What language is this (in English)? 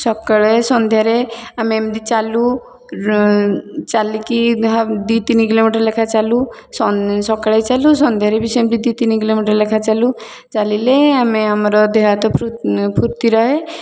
Odia